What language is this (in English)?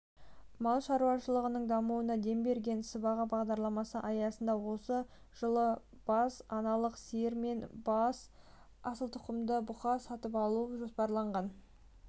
Kazakh